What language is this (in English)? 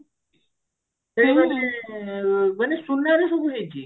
Odia